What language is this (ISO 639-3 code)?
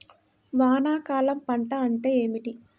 tel